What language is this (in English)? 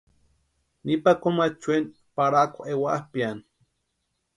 Western Highland Purepecha